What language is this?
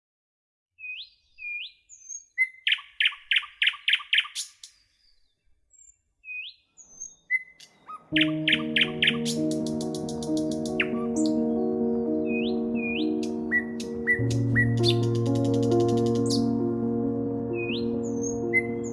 English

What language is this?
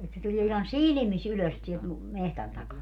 Finnish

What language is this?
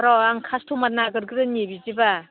Bodo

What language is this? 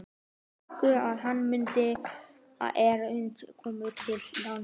Icelandic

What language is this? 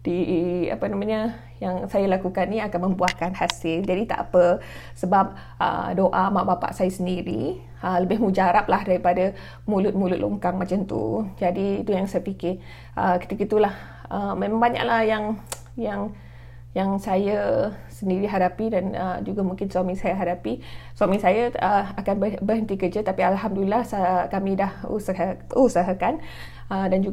Malay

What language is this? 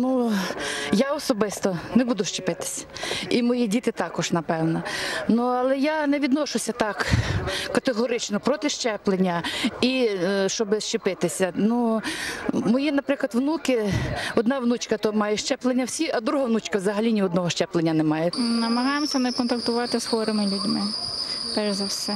Ukrainian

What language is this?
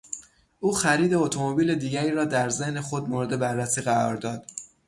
Persian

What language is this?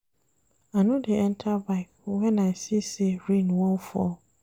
Nigerian Pidgin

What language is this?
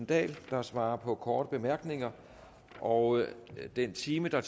Danish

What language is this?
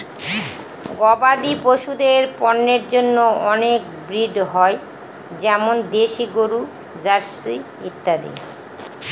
Bangla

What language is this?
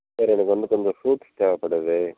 Tamil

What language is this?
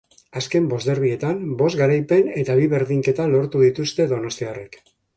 Basque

